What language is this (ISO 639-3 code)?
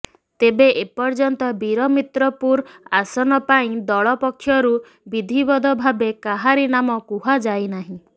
ori